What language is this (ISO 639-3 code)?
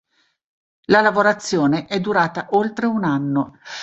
ita